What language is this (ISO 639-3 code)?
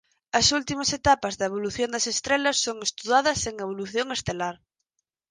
glg